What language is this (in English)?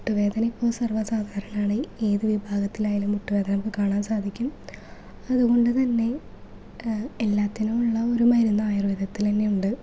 Malayalam